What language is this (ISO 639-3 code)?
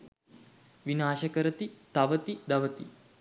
sin